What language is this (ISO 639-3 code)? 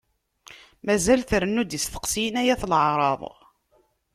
kab